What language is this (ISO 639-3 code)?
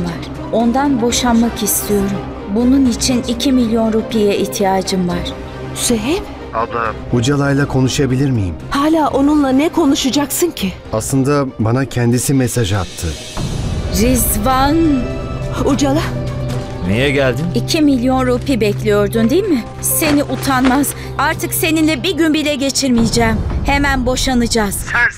tur